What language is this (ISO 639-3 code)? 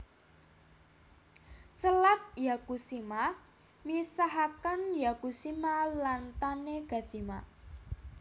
jav